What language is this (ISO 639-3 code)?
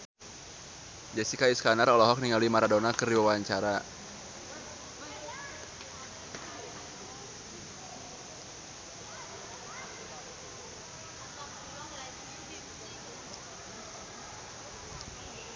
sun